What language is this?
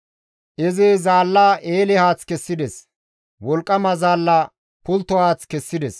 Gamo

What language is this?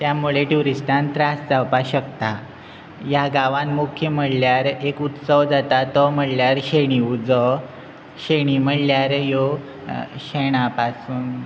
Konkani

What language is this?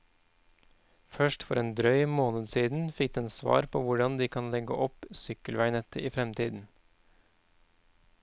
Norwegian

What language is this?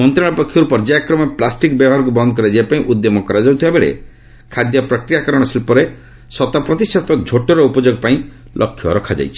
Odia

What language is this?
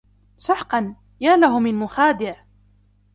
Arabic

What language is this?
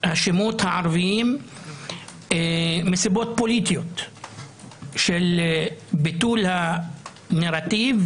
Hebrew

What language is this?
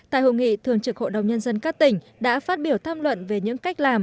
Vietnamese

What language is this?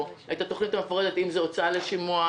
Hebrew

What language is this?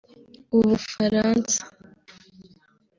Kinyarwanda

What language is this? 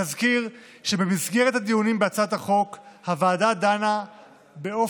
Hebrew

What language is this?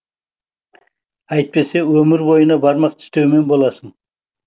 Kazakh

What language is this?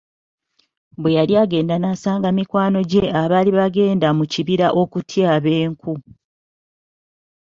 Ganda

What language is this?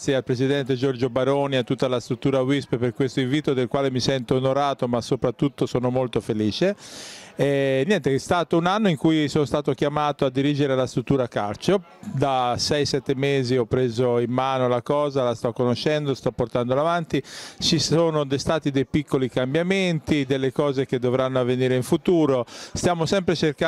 Italian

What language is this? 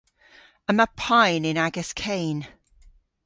Cornish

